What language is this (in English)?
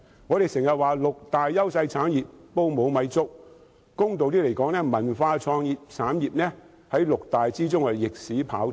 Cantonese